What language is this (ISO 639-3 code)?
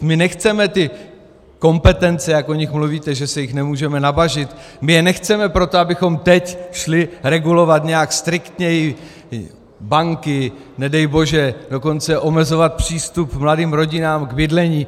ces